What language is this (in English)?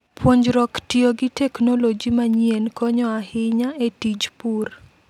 Luo (Kenya and Tanzania)